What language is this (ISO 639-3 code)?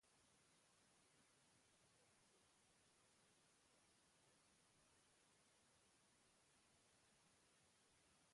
eus